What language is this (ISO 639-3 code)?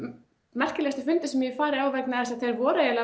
isl